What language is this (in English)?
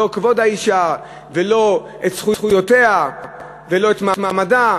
Hebrew